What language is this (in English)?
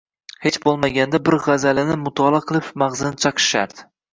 Uzbek